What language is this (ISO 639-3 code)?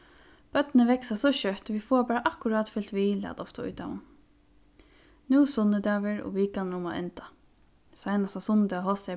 fao